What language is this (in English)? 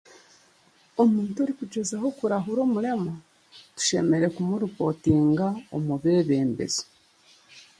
Chiga